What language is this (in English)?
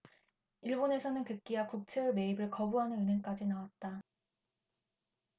Korean